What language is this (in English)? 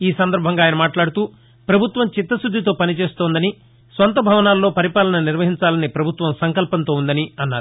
Telugu